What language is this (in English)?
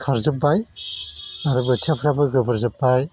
Bodo